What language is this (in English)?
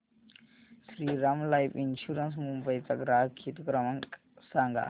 Marathi